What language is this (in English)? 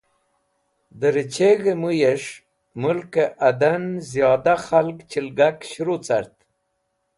Wakhi